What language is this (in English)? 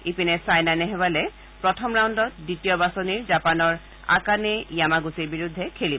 Assamese